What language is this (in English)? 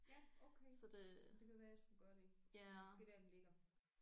Danish